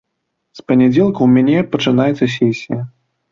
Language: Belarusian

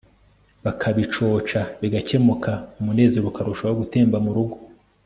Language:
Kinyarwanda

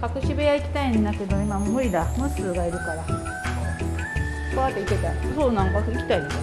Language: Japanese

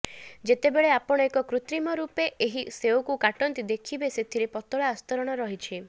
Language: Odia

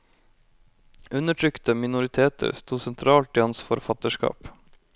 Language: Norwegian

